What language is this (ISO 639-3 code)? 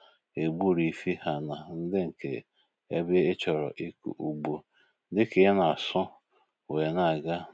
ibo